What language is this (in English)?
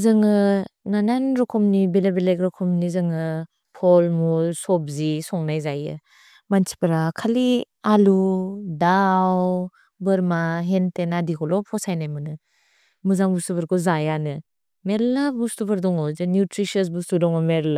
Bodo